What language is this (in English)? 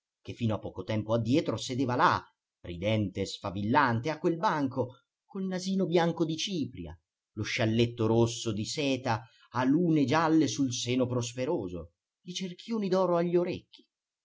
Italian